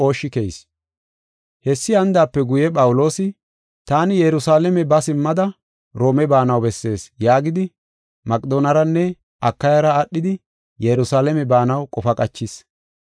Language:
Gofa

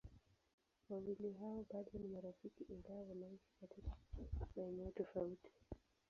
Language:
Swahili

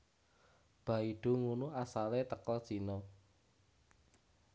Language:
Javanese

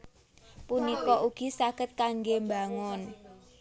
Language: Javanese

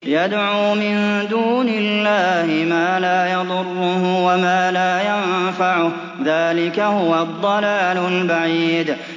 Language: Arabic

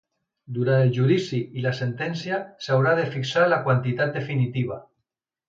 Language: Catalan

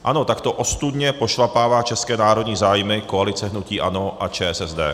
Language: Czech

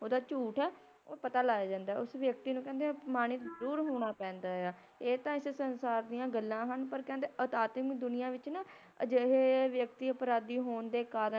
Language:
Punjabi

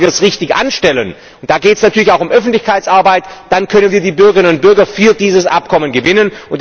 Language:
German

